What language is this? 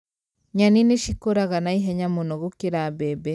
Kikuyu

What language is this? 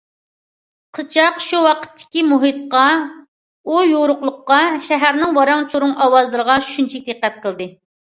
Uyghur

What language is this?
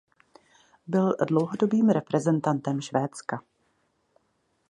Czech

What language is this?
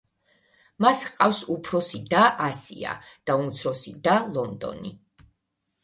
Georgian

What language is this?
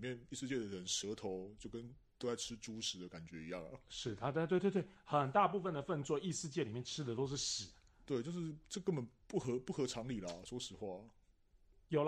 Chinese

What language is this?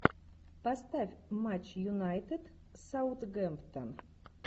Russian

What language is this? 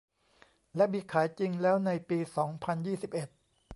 Thai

